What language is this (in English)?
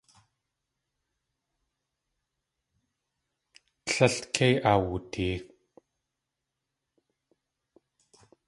Tlingit